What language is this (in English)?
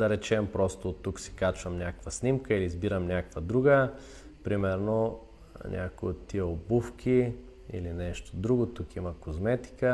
Bulgarian